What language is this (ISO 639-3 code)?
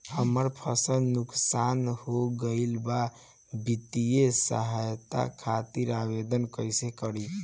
bho